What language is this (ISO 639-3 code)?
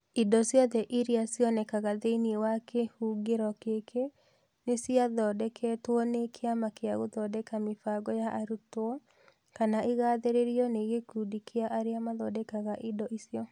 kik